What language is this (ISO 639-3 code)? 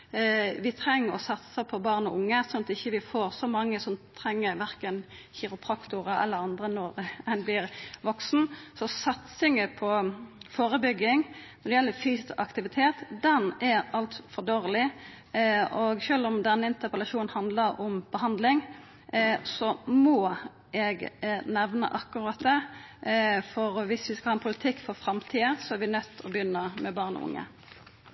nno